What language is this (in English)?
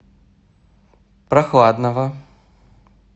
Russian